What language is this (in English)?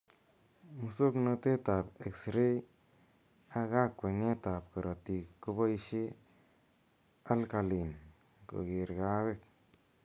Kalenjin